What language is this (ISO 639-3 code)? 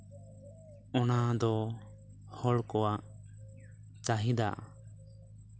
sat